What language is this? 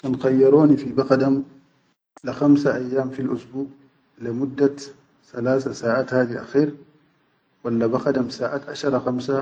Chadian Arabic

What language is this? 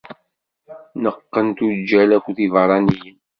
Kabyle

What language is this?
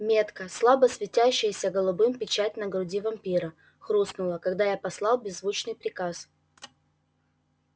Russian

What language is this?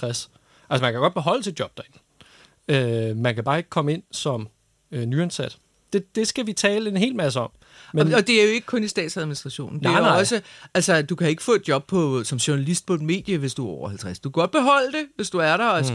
Danish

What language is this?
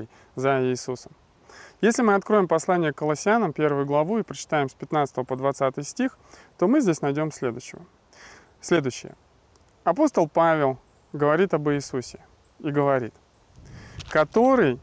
Russian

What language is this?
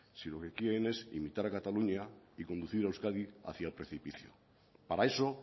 Spanish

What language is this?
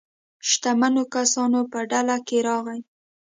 Pashto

